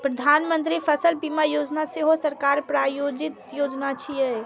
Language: Maithili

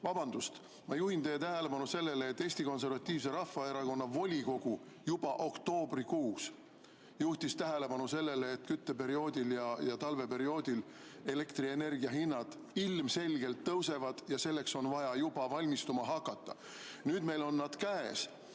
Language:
Estonian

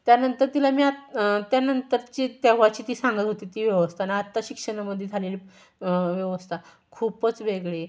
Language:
Marathi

